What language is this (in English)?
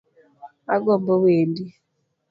Luo (Kenya and Tanzania)